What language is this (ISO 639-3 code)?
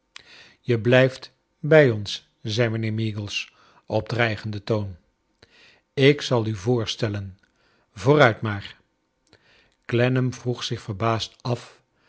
nld